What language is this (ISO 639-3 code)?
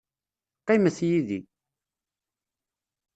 kab